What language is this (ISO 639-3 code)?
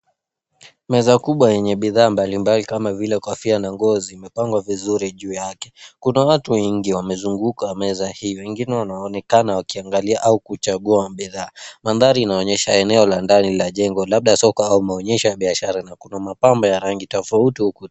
swa